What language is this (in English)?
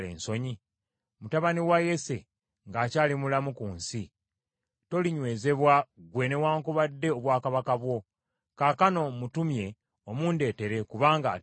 Ganda